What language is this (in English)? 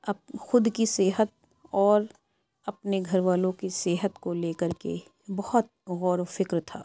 Urdu